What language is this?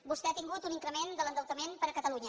Catalan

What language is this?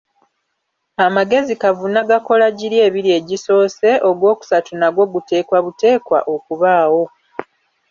Ganda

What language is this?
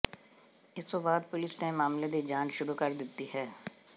Punjabi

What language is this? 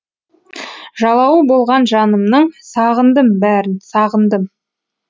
Kazakh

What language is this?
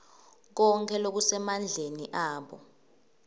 Swati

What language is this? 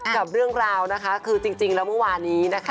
Thai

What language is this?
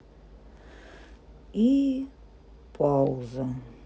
Russian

